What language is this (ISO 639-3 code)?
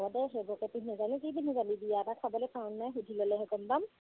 asm